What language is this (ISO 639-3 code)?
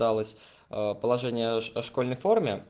rus